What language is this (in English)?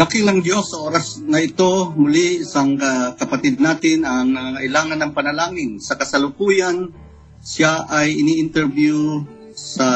Filipino